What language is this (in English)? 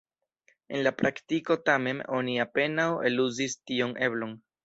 Esperanto